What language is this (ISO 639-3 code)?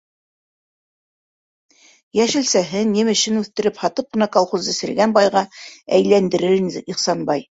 bak